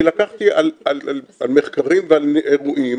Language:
Hebrew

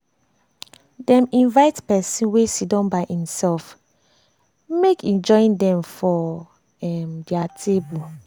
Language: Nigerian Pidgin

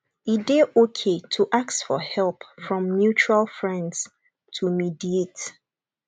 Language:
Nigerian Pidgin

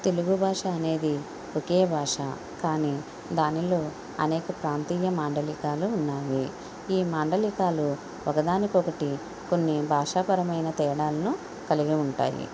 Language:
Telugu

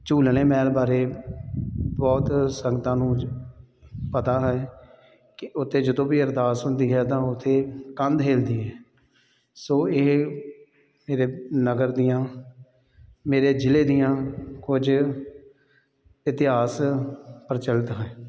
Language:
Punjabi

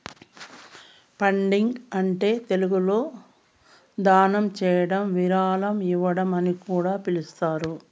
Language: Telugu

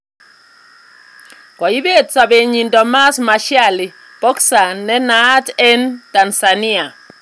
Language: Kalenjin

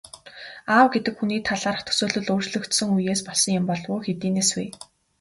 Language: Mongolian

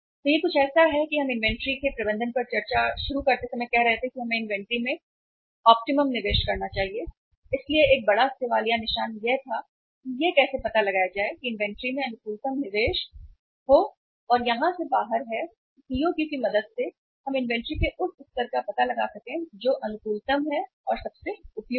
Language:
Hindi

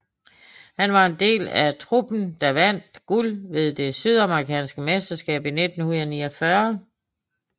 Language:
Danish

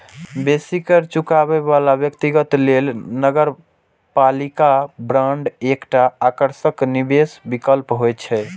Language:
Maithili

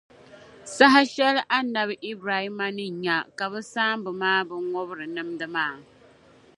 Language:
Dagbani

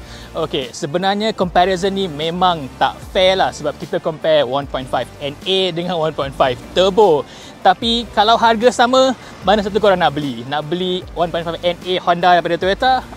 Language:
Malay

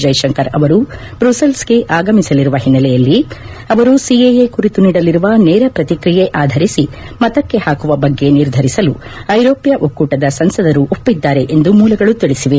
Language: Kannada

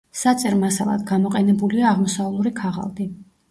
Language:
Georgian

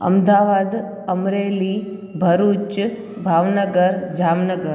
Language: Sindhi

